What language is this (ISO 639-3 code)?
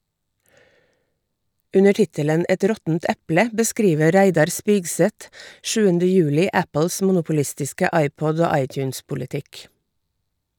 nor